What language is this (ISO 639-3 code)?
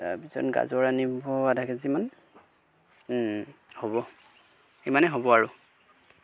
asm